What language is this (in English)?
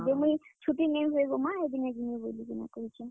Odia